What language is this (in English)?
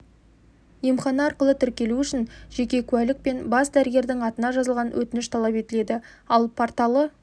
Kazakh